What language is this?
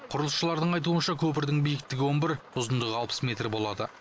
Kazakh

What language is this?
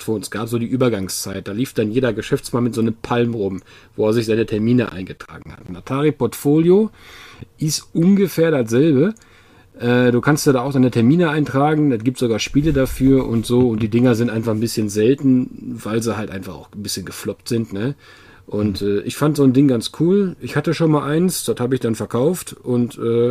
German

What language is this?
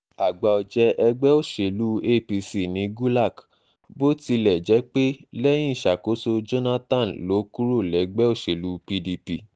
Yoruba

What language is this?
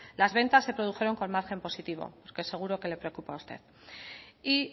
Spanish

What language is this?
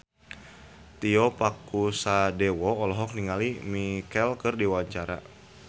Sundanese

